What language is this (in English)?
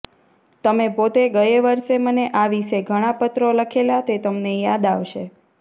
Gujarati